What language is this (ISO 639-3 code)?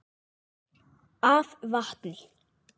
isl